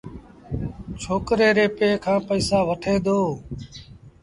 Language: Sindhi Bhil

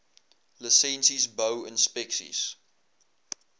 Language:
Afrikaans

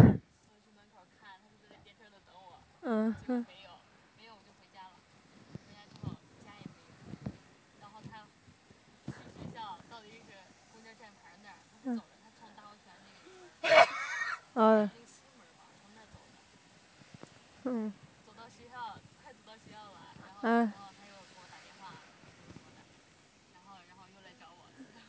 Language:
Chinese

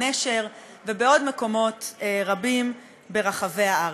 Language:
Hebrew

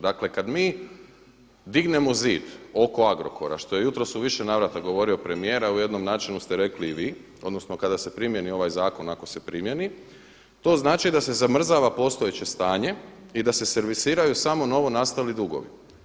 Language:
Croatian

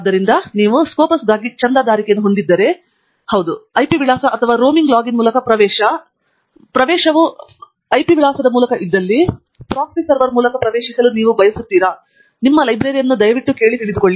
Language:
Kannada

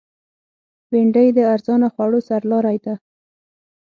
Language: Pashto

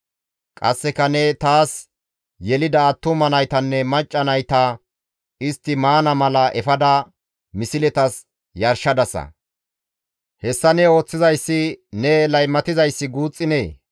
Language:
Gamo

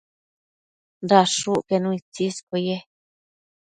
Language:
Matsés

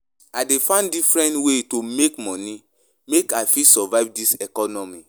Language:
Nigerian Pidgin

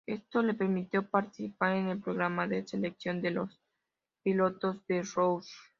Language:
Spanish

